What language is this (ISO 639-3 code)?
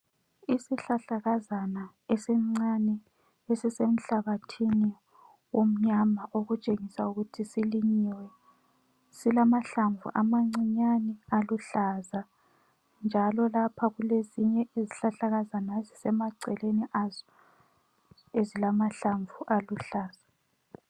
nde